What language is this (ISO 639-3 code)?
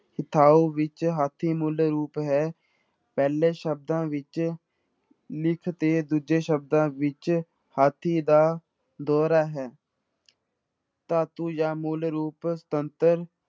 pan